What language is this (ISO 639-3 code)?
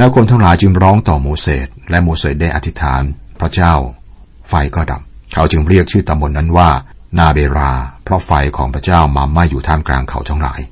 tha